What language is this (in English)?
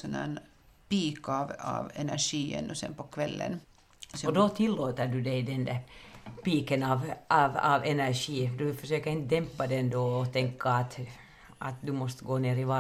Swedish